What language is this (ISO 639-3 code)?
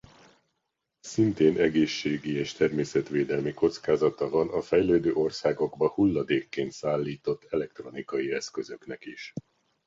hun